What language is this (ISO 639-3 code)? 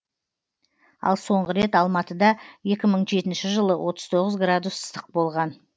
kaz